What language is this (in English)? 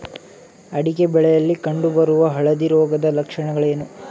Kannada